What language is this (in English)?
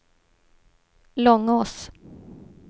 Swedish